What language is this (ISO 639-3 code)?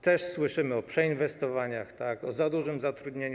pol